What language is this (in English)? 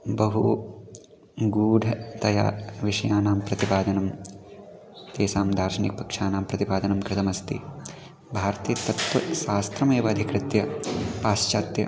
Sanskrit